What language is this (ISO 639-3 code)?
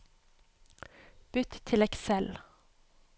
nor